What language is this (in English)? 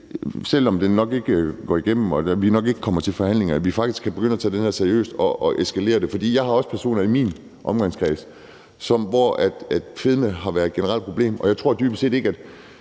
Danish